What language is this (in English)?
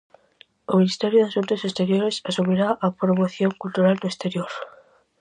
Galician